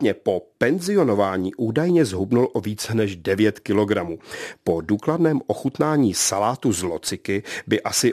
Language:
Czech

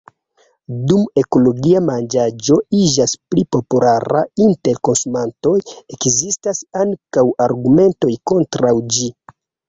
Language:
Esperanto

